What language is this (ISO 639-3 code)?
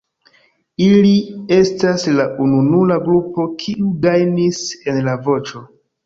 epo